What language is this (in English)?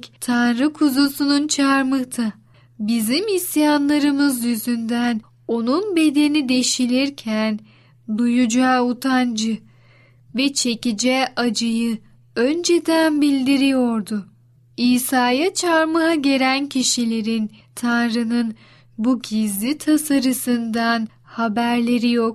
Turkish